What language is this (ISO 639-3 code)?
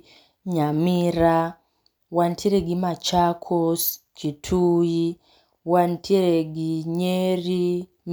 luo